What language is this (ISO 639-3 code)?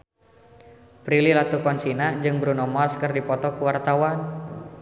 sun